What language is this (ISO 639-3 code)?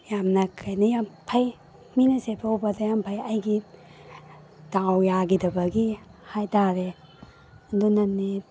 mni